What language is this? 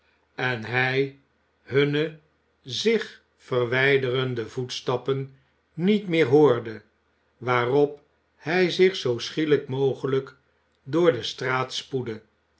Dutch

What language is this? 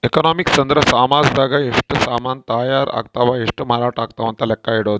Kannada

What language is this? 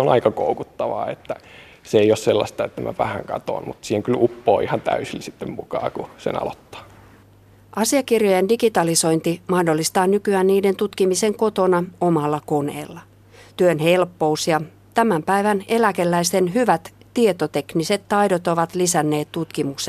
Finnish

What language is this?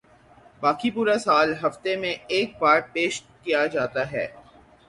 Urdu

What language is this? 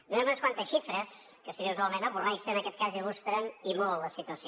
Catalan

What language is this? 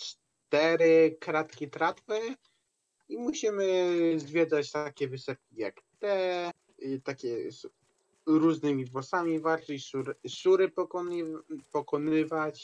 Polish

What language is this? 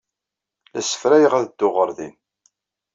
Kabyle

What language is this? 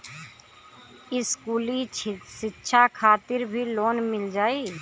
Bhojpuri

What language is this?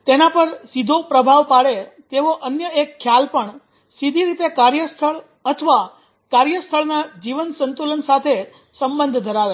Gujarati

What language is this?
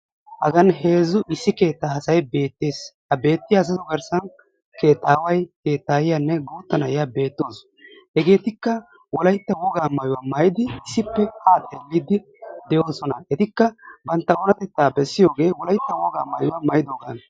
Wolaytta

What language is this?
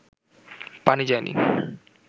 Bangla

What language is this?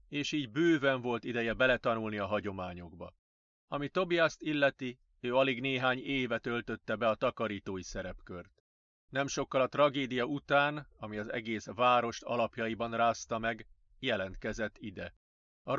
Hungarian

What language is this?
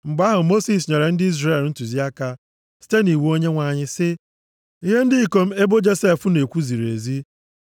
Igbo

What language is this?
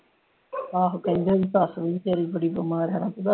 Punjabi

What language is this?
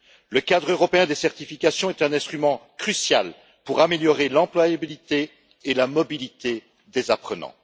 French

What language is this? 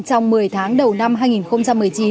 Vietnamese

